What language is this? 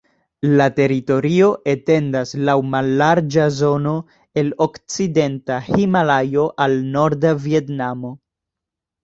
Esperanto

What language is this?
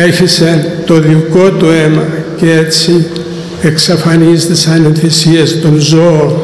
Greek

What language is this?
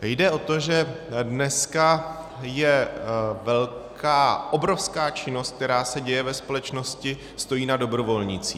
Czech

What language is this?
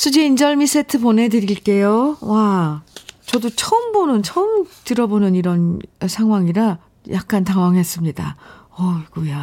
Korean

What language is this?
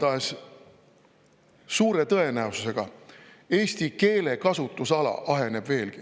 Estonian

